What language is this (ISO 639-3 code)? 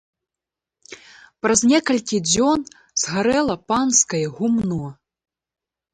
bel